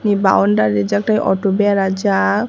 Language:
Kok Borok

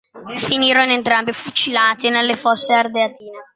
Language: Italian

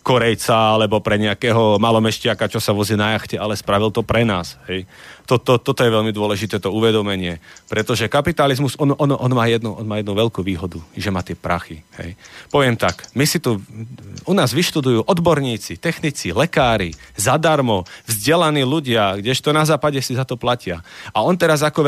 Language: Slovak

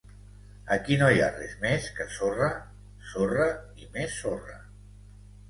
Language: Catalan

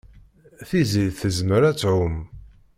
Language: Kabyle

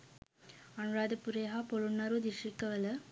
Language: Sinhala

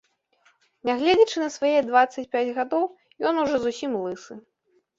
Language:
Belarusian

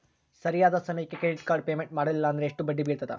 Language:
Kannada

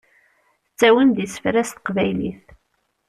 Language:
Kabyle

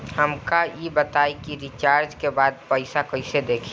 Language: Bhojpuri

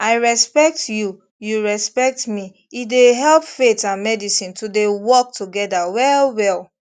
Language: Nigerian Pidgin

